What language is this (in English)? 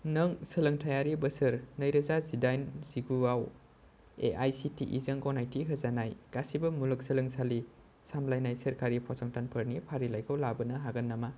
Bodo